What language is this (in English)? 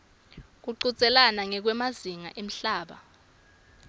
Swati